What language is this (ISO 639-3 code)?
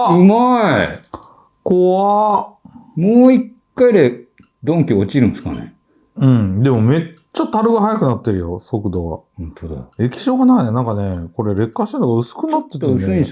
jpn